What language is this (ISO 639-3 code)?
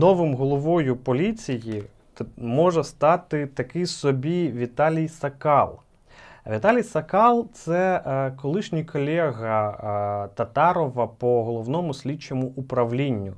ukr